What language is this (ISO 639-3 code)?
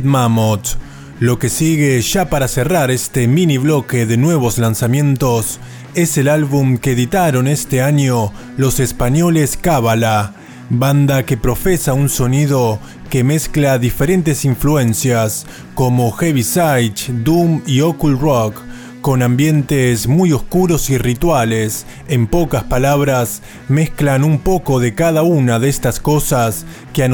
spa